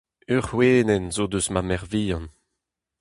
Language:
Breton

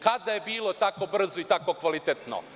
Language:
Serbian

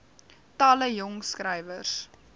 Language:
Afrikaans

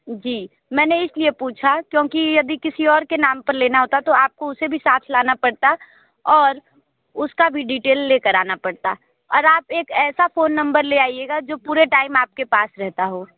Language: Hindi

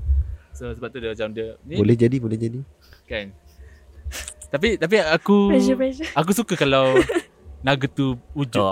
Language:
Malay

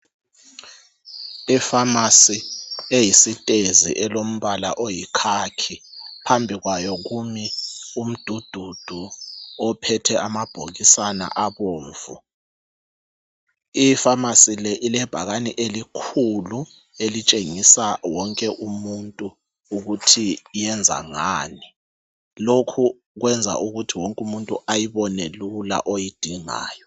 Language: North Ndebele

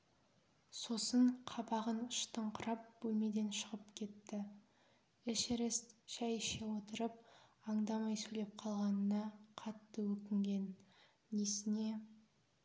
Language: Kazakh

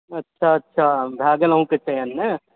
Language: Maithili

